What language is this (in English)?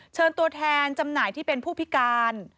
Thai